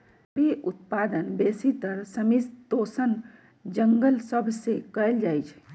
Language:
Magahi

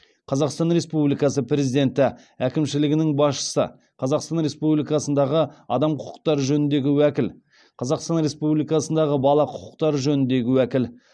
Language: Kazakh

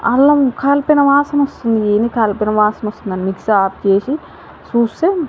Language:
Telugu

